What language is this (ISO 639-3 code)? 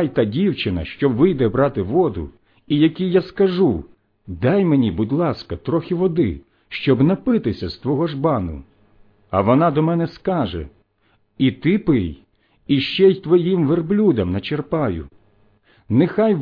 ukr